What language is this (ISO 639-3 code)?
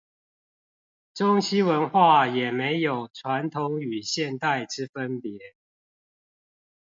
zho